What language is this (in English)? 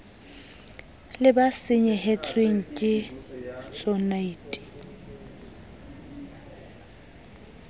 Southern Sotho